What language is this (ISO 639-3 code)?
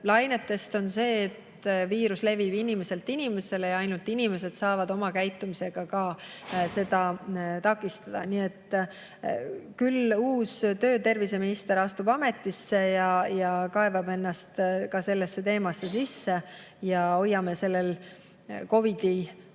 est